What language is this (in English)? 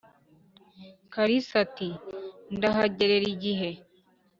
Kinyarwanda